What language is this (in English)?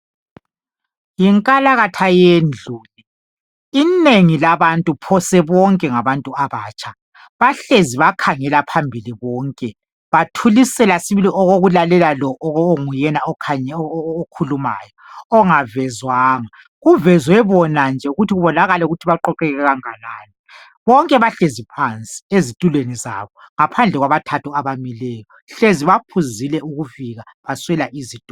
North Ndebele